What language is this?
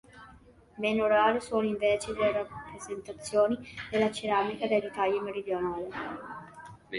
Italian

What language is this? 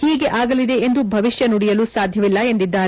Kannada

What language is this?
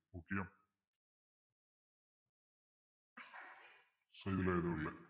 Tamil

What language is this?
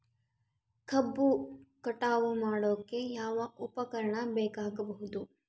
Kannada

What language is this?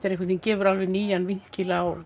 Icelandic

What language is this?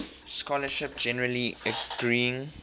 English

